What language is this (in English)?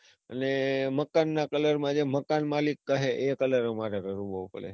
Gujarati